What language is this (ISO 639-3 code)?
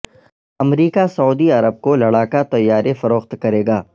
urd